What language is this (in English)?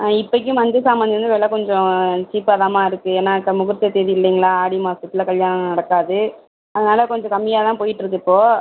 Tamil